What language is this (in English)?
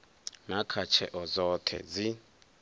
Venda